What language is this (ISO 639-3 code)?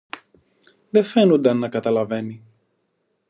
ell